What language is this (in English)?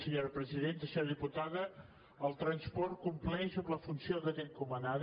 Catalan